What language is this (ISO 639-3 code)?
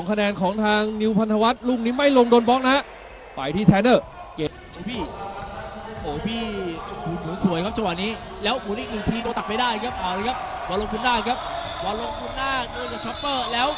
tha